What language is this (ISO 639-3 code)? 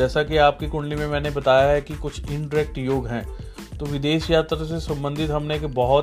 hin